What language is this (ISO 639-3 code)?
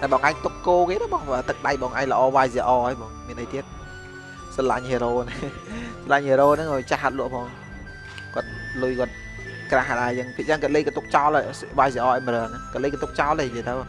vie